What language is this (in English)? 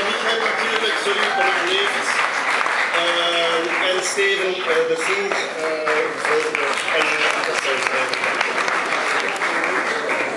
Dutch